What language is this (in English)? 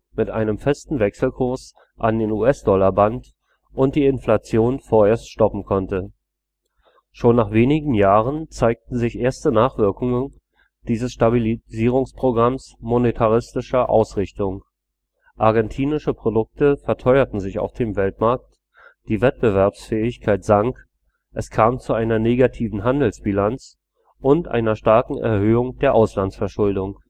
German